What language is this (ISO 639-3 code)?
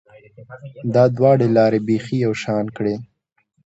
pus